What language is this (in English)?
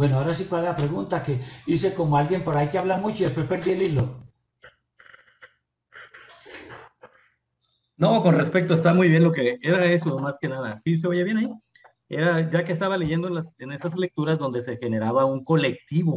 Spanish